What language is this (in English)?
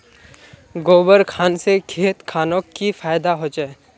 Magahi